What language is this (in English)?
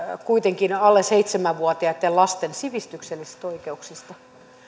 Finnish